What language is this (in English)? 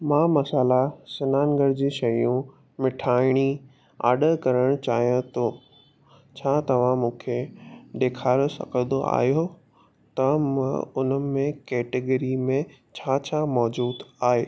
Sindhi